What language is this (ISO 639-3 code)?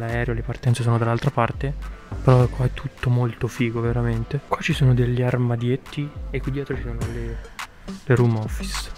ita